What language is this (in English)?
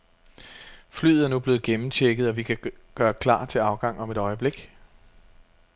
Danish